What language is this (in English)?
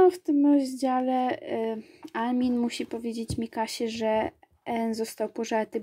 Polish